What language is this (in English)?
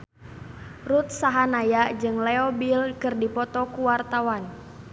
Sundanese